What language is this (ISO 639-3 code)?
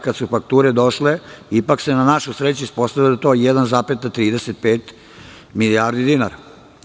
srp